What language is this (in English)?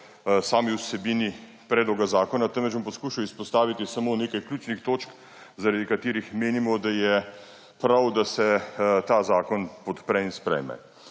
Slovenian